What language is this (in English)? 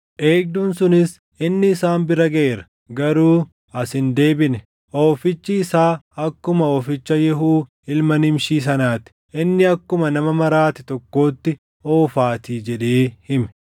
Oromo